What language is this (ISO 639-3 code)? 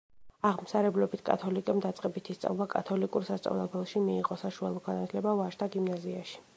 kat